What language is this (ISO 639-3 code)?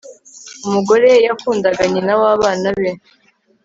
kin